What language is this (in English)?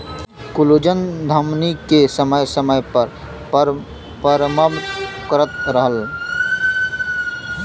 Bhojpuri